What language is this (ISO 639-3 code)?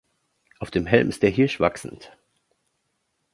deu